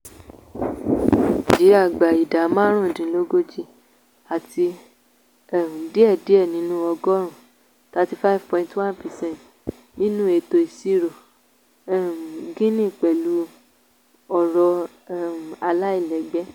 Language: Yoruba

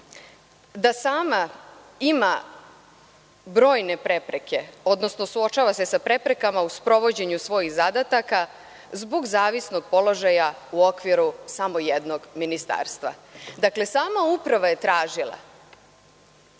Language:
Serbian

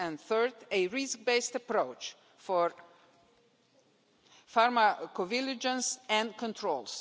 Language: English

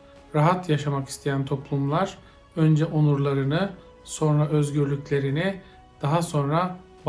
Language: Turkish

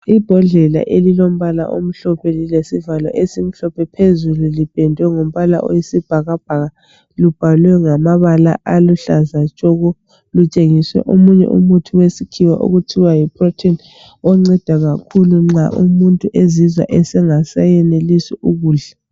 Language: North Ndebele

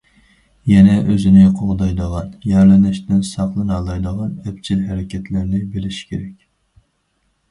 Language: Uyghur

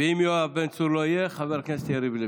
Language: Hebrew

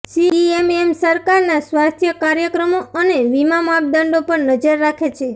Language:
Gujarati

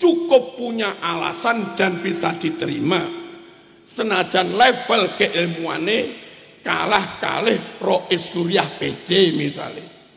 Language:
Indonesian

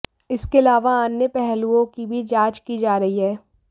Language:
Hindi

